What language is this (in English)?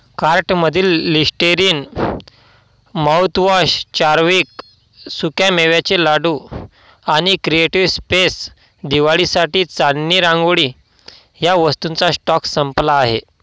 Marathi